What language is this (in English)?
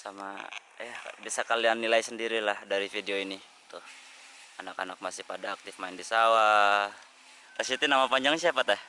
Indonesian